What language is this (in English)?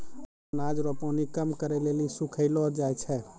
Maithili